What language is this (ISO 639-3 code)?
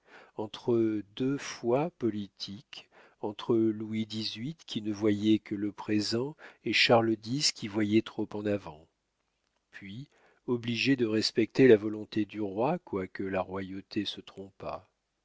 fra